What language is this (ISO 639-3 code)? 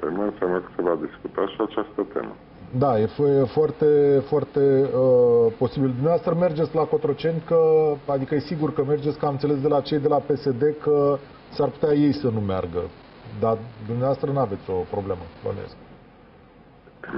ron